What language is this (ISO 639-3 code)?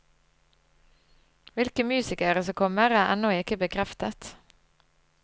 nor